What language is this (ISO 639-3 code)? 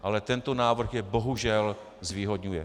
ces